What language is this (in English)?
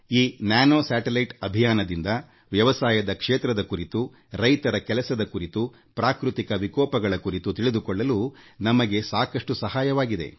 Kannada